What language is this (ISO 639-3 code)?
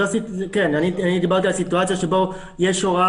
heb